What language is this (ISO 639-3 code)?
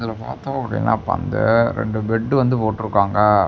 tam